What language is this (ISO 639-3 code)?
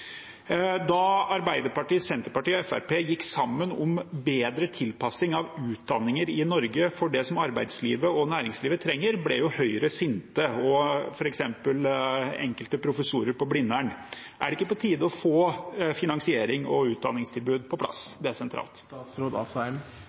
nob